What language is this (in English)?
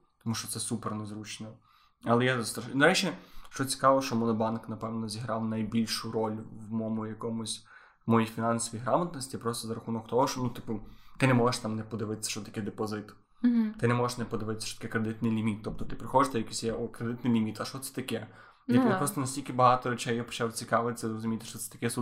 Ukrainian